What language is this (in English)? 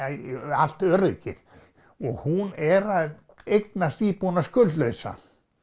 Icelandic